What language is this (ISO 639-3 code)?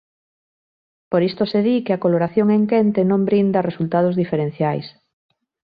glg